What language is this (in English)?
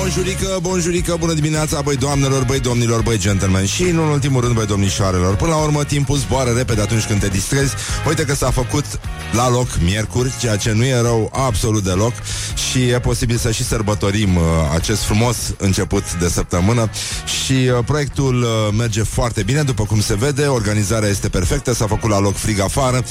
Romanian